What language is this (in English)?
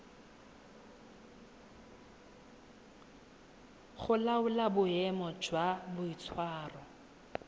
Tswana